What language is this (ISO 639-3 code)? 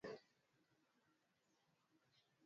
swa